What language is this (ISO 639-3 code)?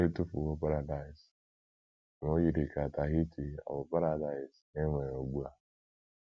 ibo